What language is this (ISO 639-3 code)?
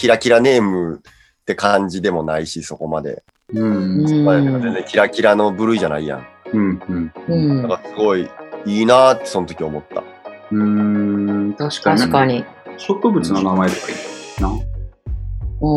jpn